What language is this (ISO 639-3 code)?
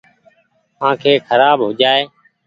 gig